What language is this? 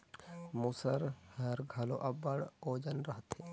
Chhattisgarhi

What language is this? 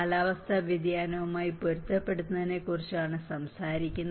Malayalam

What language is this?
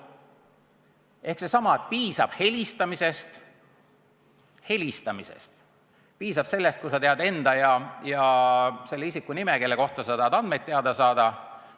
Estonian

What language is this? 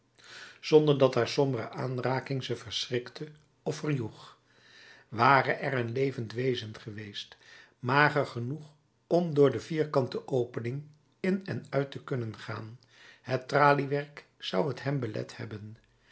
Dutch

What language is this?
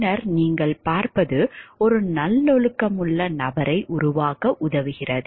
Tamil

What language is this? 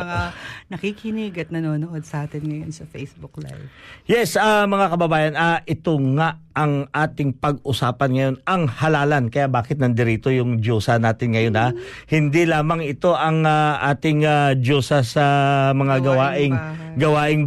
Filipino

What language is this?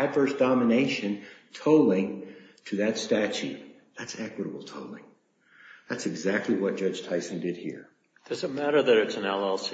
English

